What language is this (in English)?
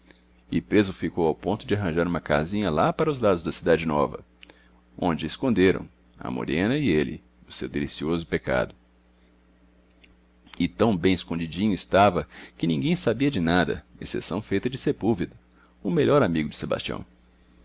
Portuguese